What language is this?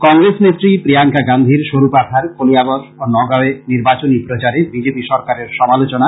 Bangla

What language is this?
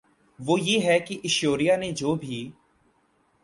Urdu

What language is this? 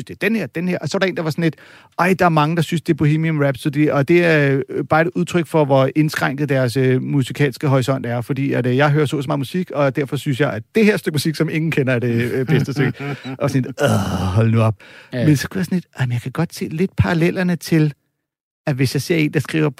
Danish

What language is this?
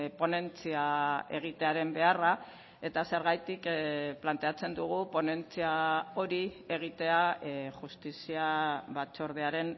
Basque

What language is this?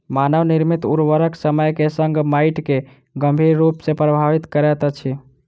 Maithili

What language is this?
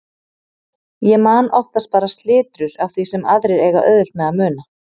Icelandic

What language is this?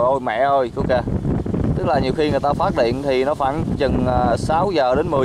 Vietnamese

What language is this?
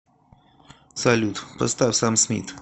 Russian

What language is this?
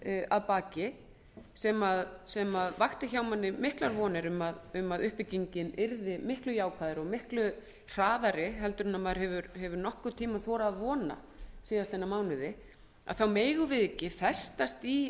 Icelandic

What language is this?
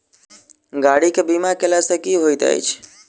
Maithili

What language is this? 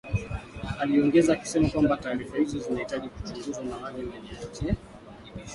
Swahili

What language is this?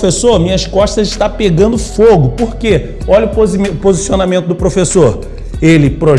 Portuguese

